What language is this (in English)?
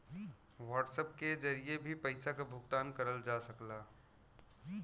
Bhojpuri